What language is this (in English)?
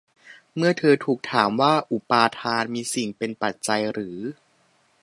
Thai